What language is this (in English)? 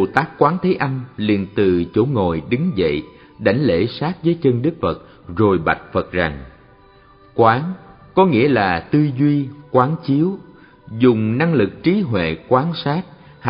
Vietnamese